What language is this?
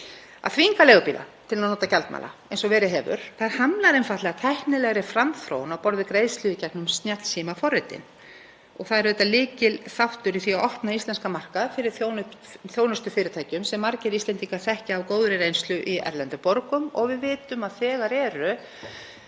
Icelandic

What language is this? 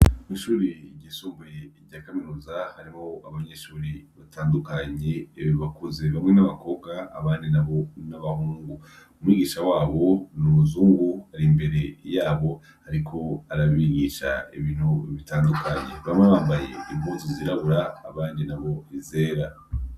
Rundi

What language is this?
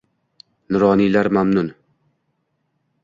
Uzbek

